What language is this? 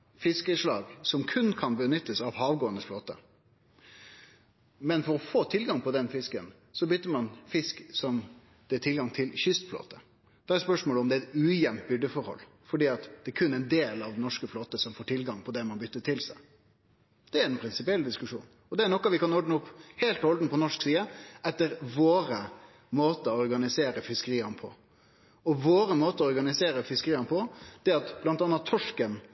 Norwegian Nynorsk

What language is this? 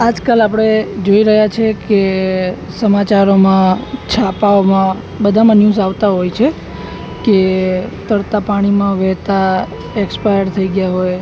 Gujarati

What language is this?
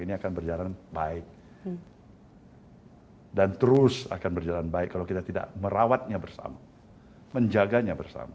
Indonesian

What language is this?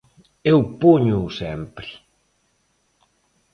Galician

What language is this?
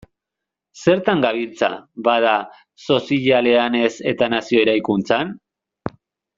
Basque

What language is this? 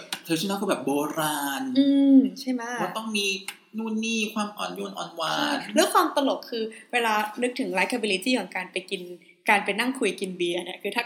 Thai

